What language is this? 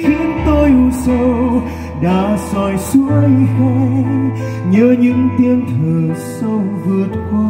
Vietnamese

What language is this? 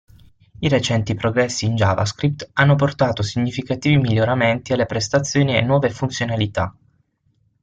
Italian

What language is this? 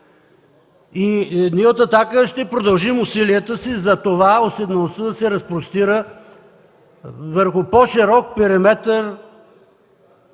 Bulgarian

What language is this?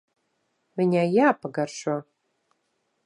Latvian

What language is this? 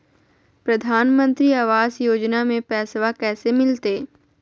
Magahi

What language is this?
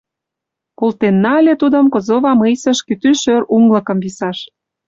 Mari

